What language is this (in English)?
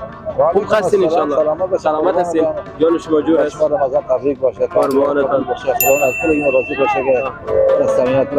Persian